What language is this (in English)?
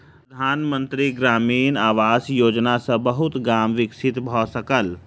Maithili